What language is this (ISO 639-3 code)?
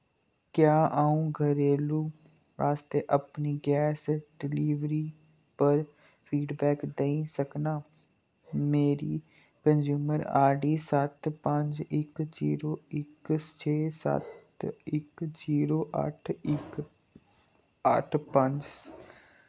doi